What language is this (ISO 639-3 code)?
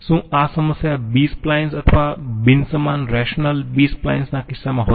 guj